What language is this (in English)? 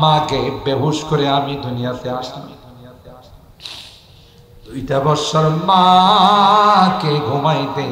Arabic